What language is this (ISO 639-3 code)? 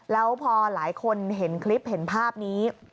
tha